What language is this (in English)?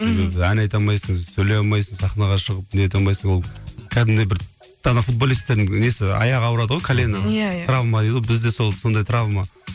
Kazakh